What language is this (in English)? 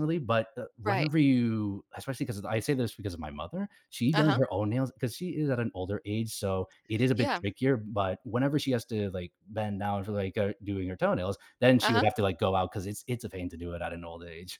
English